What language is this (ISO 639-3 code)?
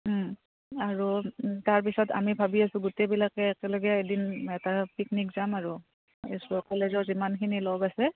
asm